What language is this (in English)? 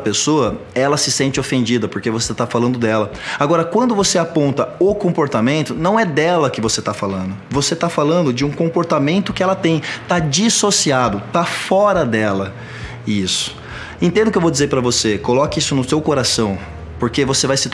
Portuguese